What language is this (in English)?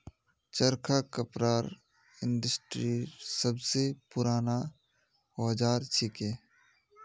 Magahi